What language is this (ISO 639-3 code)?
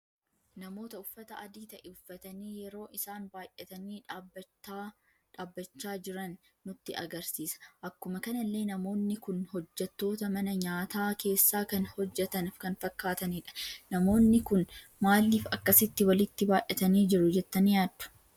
orm